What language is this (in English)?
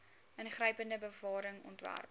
Afrikaans